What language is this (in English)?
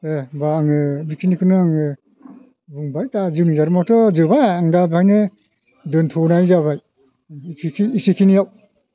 Bodo